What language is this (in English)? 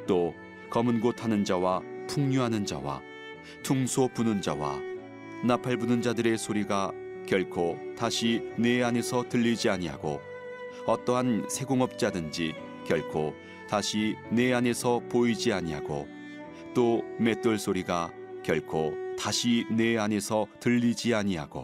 Korean